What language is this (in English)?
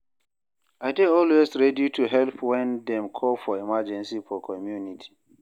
Nigerian Pidgin